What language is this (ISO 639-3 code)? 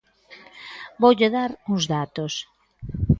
glg